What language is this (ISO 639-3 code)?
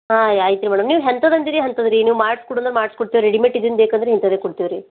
kan